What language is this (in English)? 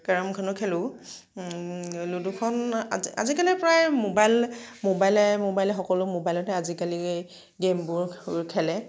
Assamese